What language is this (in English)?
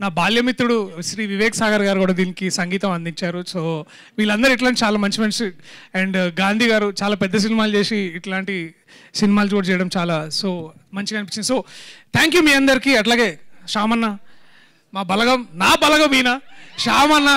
Telugu